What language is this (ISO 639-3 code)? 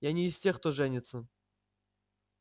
rus